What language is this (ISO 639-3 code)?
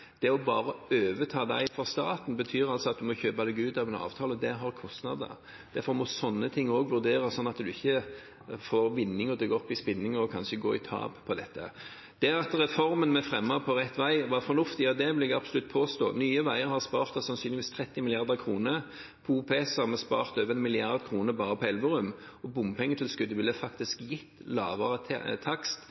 nob